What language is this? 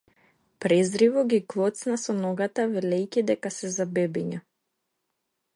Macedonian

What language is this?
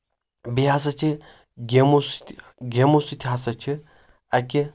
Kashmiri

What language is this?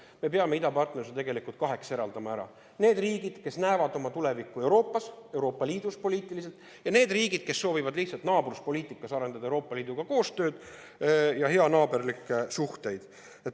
Estonian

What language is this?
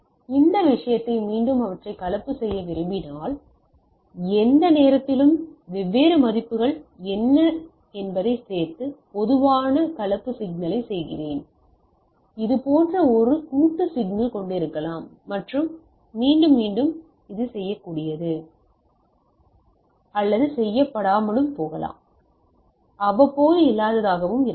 Tamil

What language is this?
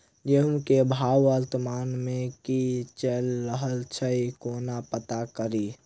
Maithili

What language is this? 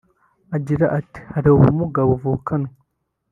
Kinyarwanda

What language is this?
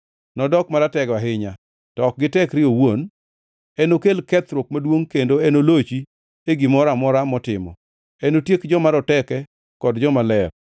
Luo (Kenya and Tanzania)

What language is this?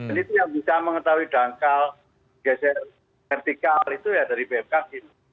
Indonesian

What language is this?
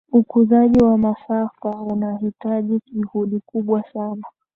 Swahili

